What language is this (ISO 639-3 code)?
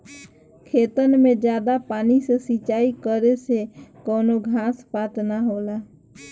bho